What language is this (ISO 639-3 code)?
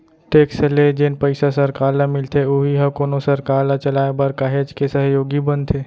hne